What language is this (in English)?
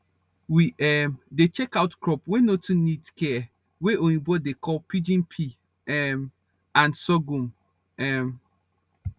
Nigerian Pidgin